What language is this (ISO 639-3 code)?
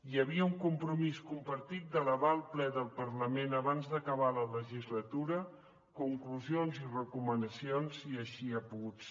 cat